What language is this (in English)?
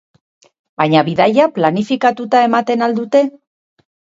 Basque